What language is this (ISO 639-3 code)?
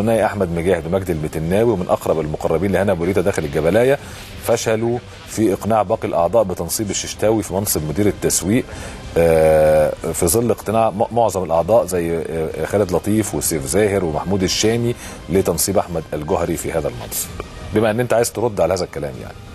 ara